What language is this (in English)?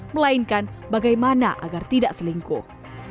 Indonesian